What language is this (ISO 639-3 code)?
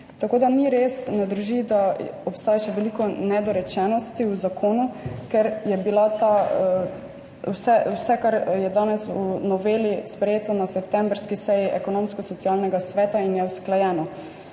slv